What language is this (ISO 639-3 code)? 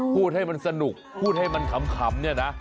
tha